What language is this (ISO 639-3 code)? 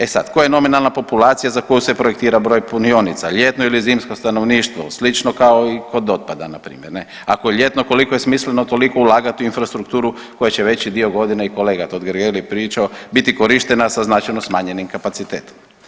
hrv